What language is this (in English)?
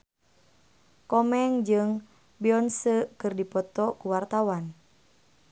Sundanese